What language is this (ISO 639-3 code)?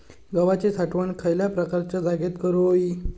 mar